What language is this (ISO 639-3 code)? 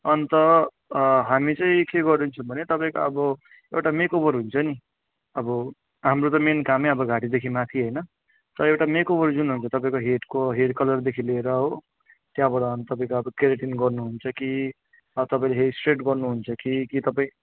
nep